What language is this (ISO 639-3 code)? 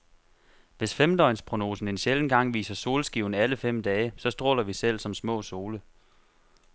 dan